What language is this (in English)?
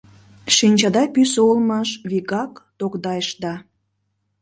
Mari